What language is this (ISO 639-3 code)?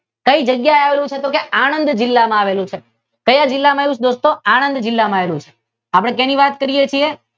guj